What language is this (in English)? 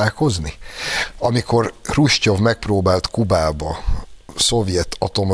Hungarian